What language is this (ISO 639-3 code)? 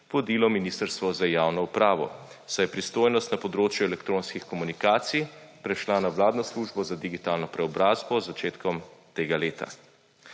slv